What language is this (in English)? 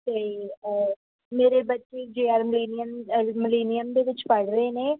Punjabi